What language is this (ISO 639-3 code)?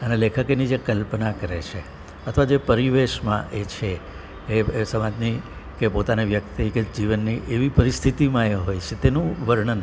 guj